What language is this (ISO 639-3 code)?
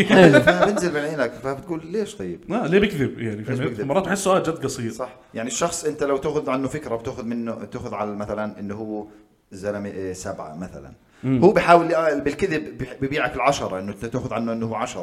ara